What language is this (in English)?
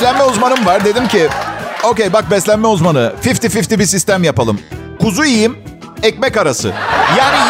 Turkish